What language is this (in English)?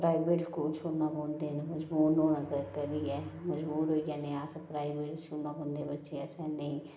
Dogri